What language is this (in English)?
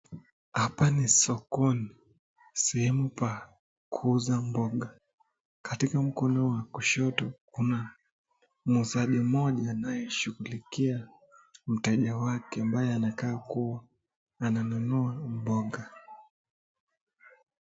Swahili